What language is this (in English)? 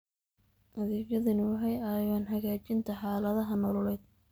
Somali